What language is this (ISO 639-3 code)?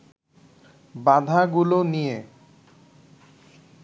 ben